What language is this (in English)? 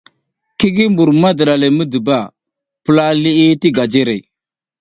South Giziga